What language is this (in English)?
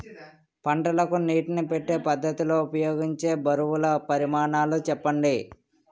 Telugu